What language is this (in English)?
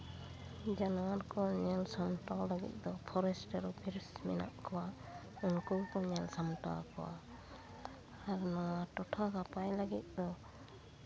Santali